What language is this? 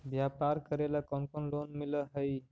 Magahi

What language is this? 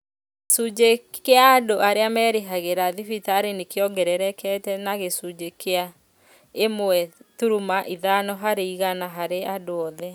Kikuyu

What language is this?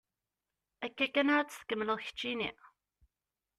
Kabyle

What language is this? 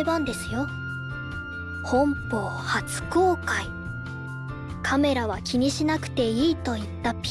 Japanese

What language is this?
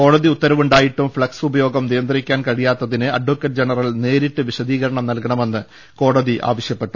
Malayalam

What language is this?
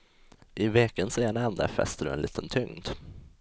Swedish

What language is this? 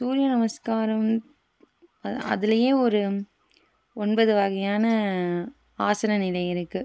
Tamil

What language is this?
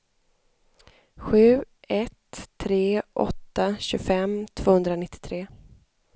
Swedish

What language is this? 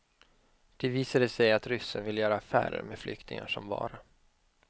Swedish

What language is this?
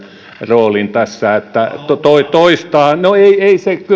Finnish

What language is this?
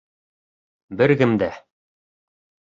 Bashkir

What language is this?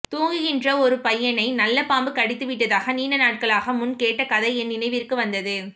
Tamil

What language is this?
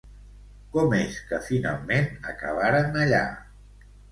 Catalan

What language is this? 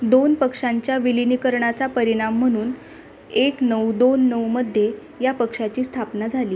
Marathi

